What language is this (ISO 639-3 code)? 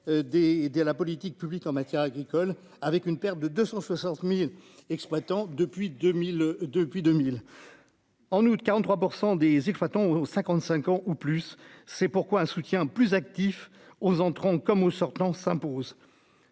fra